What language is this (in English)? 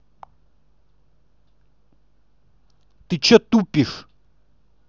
Russian